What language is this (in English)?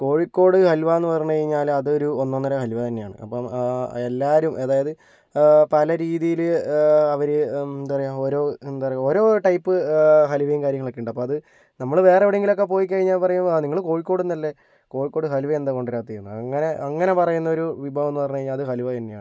Malayalam